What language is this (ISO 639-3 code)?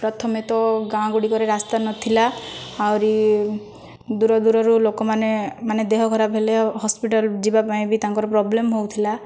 ori